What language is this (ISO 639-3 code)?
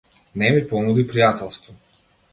mkd